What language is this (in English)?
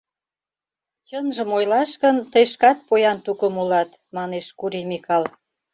Mari